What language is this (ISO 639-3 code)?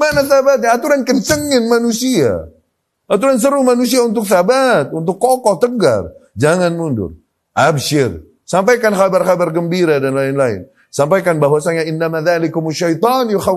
ind